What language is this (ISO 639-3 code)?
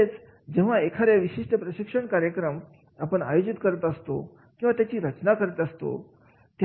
mar